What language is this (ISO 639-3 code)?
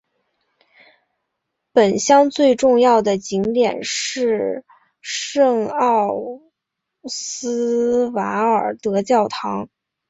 zho